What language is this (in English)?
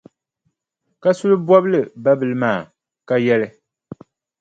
Dagbani